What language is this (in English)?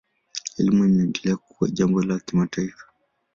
Swahili